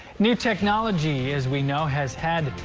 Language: English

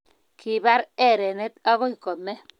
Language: Kalenjin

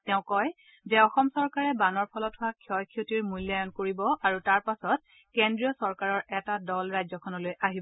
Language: Assamese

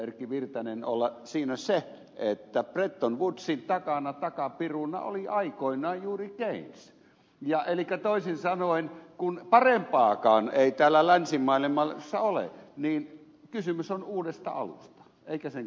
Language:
Finnish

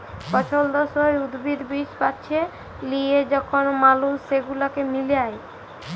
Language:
Bangla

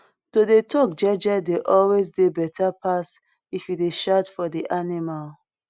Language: Nigerian Pidgin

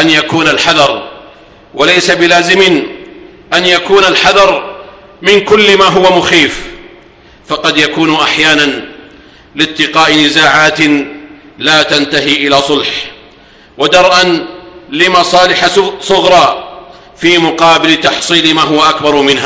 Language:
Arabic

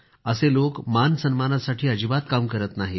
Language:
Marathi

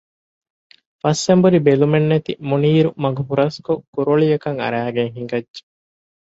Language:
Divehi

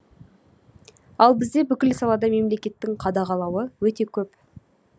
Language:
Kazakh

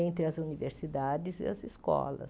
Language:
Portuguese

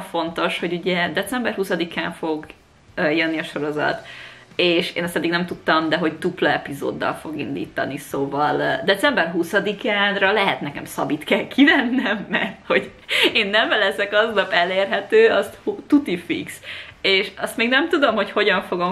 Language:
Hungarian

